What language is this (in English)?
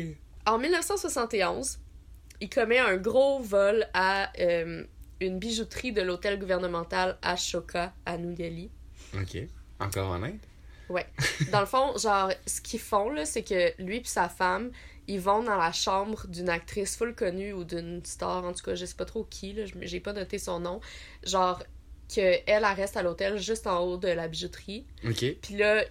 French